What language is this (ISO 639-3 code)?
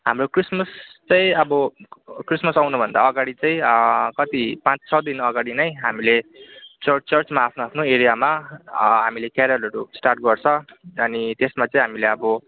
nep